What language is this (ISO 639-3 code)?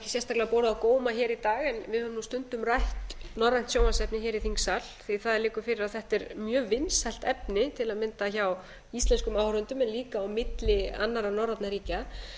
isl